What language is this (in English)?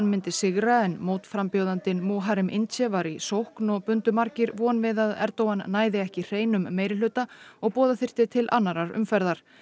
Icelandic